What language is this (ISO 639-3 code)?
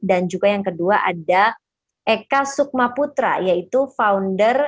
ind